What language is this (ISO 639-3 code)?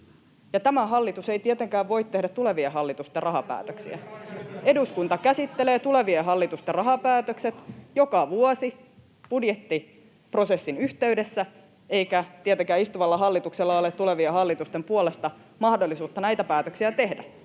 fin